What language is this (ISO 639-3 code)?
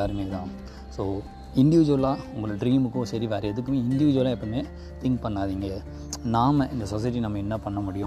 tam